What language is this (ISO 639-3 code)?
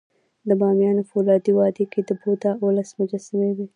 pus